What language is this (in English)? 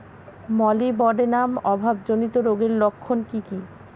Bangla